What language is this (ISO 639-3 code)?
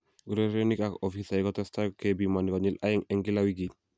kln